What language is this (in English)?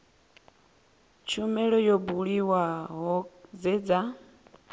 Venda